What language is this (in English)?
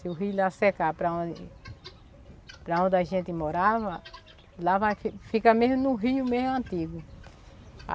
Portuguese